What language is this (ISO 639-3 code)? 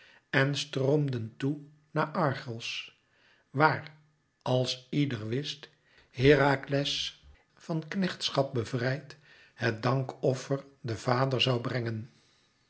nld